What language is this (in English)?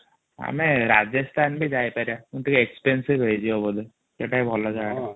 Odia